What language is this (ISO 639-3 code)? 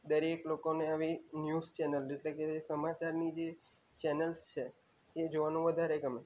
guj